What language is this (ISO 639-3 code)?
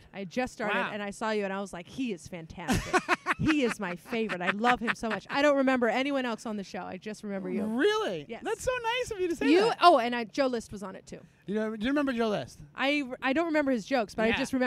eng